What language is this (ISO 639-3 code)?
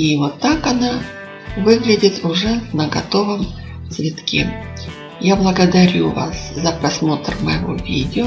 rus